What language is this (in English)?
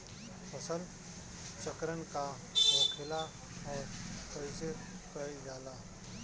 Bhojpuri